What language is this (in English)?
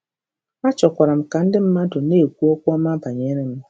Igbo